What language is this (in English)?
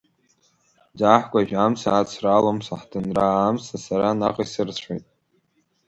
Abkhazian